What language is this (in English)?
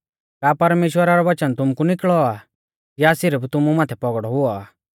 Mahasu Pahari